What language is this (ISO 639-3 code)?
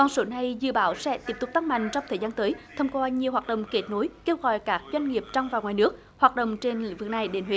vie